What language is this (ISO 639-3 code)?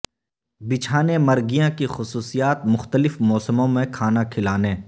urd